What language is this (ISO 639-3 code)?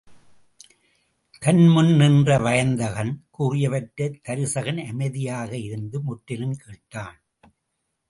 tam